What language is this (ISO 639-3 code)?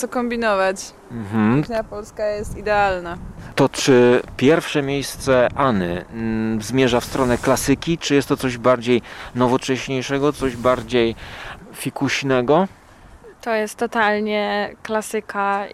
pol